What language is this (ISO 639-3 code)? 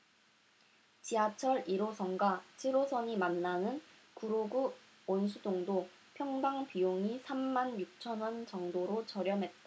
kor